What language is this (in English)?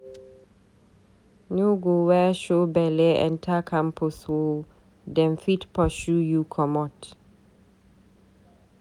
Nigerian Pidgin